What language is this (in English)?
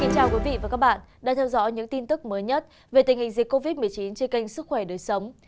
Vietnamese